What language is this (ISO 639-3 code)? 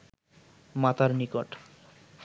ben